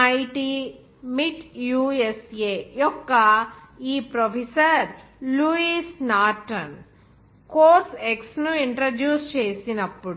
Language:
Telugu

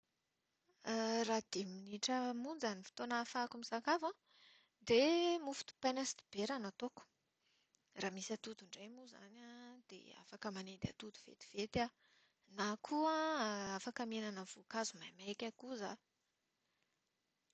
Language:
Malagasy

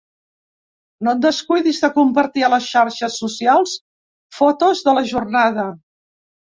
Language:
Catalan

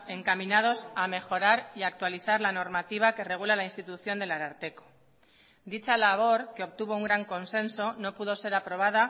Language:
Spanish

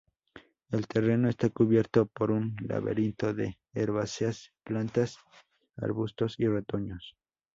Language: Spanish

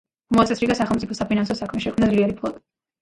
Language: Georgian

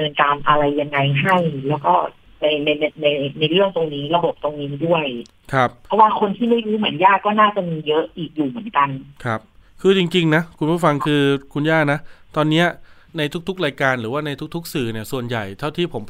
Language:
Thai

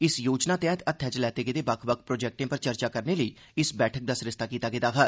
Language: Dogri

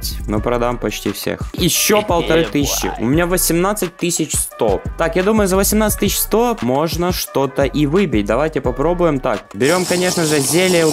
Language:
Russian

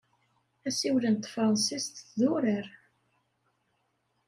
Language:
Kabyle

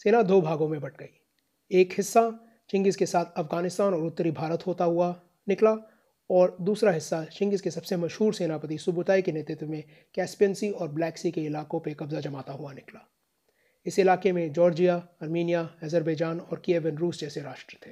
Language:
Hindi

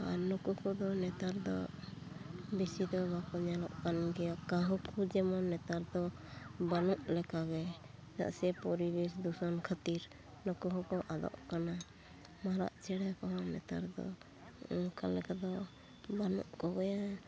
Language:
Santali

